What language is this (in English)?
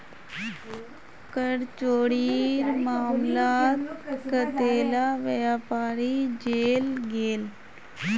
Magahi